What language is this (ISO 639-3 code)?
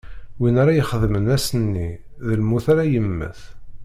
kab